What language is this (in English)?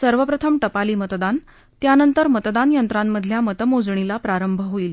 Marathi